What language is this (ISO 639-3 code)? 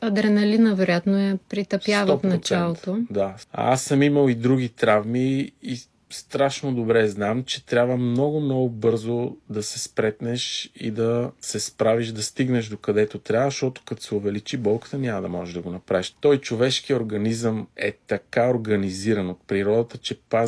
bul